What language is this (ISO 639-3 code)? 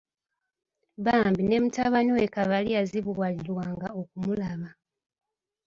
lug